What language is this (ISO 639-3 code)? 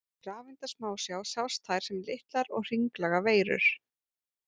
isl